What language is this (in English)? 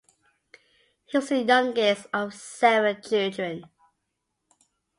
English